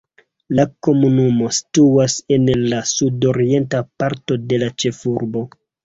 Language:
Esperanto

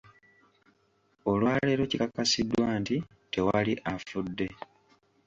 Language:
Ganda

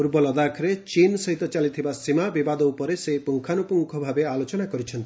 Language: Odia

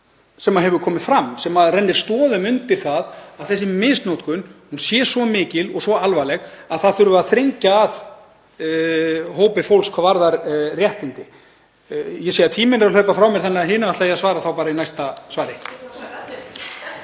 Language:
Icelandic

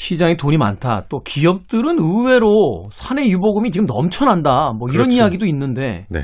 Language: Korean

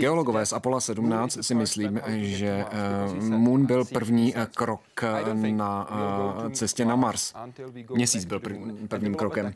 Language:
Czech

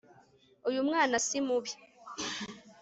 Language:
Kinyarwanda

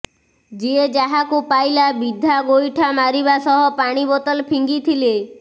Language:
Odia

